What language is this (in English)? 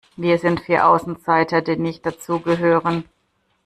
German